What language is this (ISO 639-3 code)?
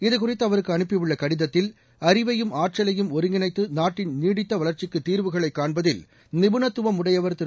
tam